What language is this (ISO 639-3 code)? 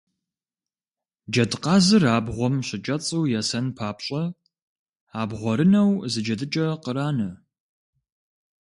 kbd